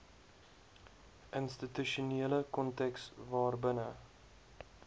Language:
Afrikaans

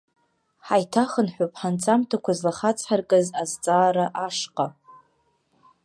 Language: Abkhazian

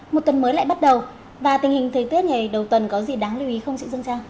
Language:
Vietnamese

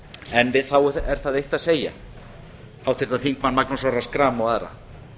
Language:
Icelandic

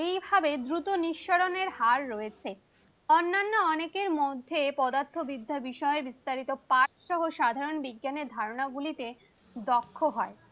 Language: Bangla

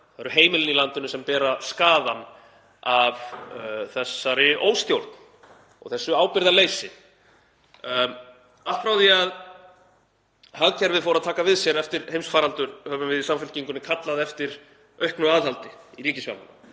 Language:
Icelandic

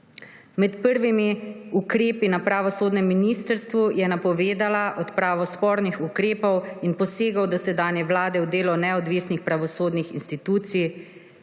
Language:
Slovenian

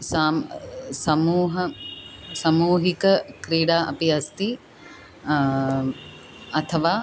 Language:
Sanskrit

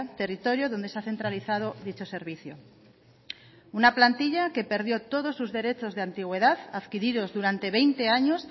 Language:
Spanish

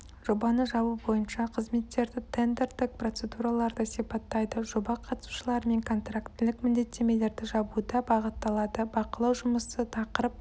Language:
Kazakh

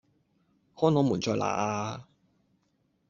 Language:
Cantonese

